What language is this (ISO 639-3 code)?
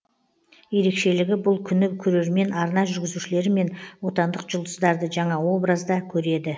kaz